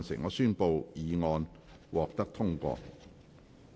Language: Cantonese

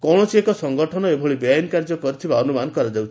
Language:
Odia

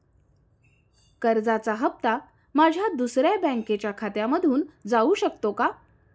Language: Marathi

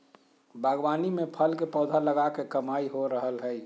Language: Magahi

